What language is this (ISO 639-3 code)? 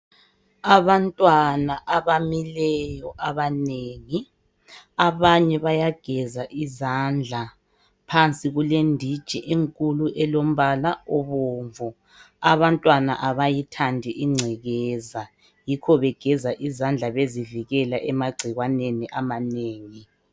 nde